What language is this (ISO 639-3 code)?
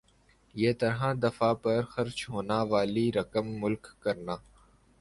urd